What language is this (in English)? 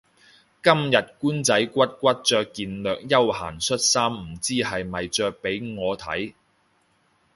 Cantonese